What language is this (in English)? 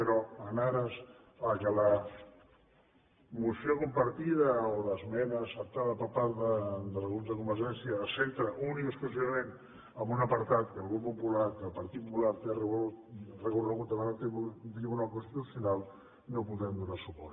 Catalan